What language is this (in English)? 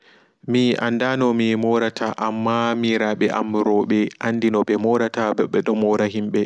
Fula